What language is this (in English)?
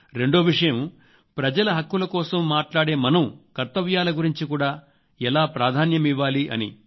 Telugu